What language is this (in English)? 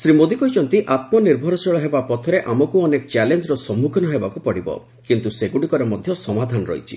Odia